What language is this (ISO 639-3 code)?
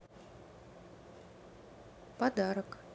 rus